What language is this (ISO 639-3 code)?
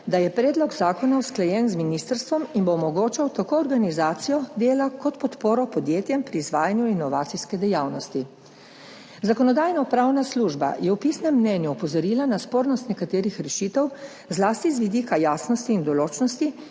slv